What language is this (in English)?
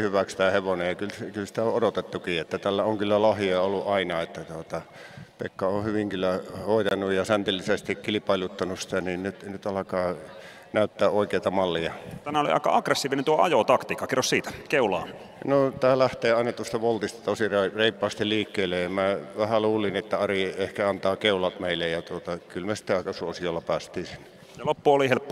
Finnish